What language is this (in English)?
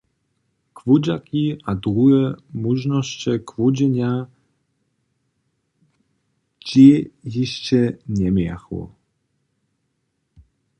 Upper Sorbian